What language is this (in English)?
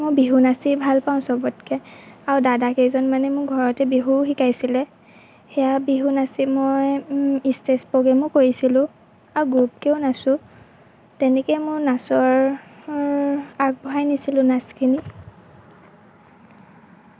Assamese